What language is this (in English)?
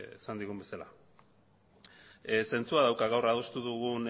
Basque